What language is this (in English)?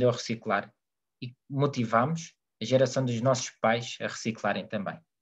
Portuguese